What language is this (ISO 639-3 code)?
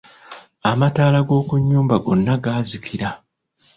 lug